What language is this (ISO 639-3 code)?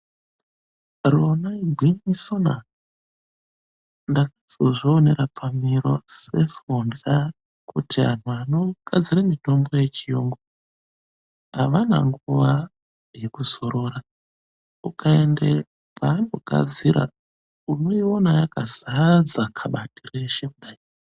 ndc